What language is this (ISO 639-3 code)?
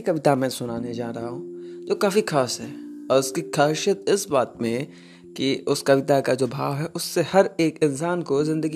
hin